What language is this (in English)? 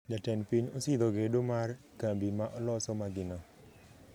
Luo (Kenya and Tanzania)